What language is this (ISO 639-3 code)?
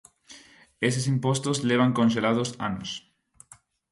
glg